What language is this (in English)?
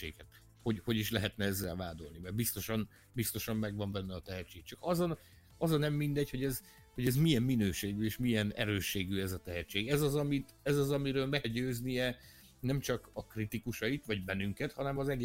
Hungarian